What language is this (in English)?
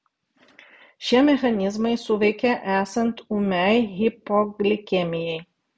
Lithuanian